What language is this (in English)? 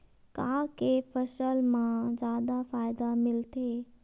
Chhattisgarhi